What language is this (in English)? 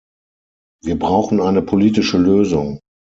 German